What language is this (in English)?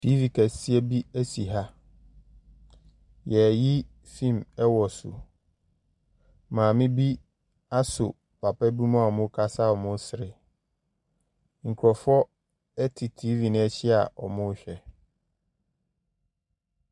Akan